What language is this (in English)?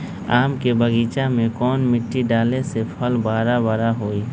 Magahi